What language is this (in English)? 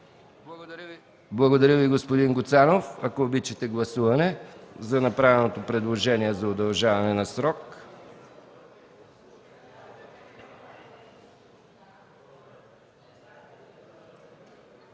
Bulgarian